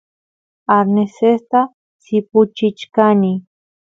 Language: Santiago del Estero Quichua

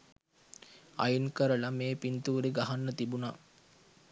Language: Sinhala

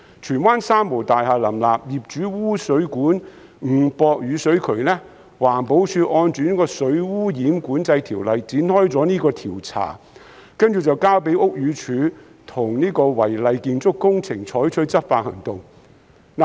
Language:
Cantonese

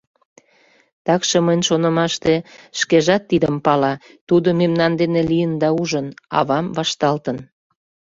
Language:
Mari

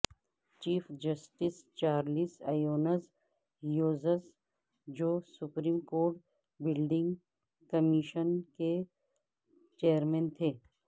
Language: Urdu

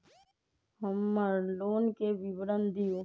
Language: Magahi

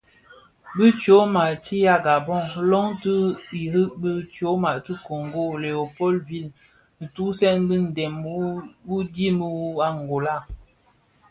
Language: Bafia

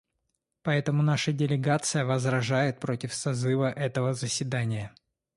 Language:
Russian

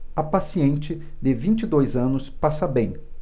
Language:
Portuguese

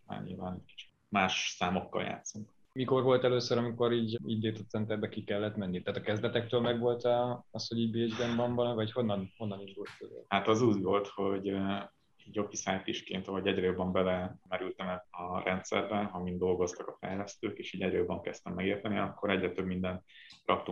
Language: Hungarian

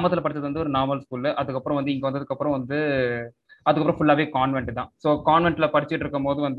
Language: Tamil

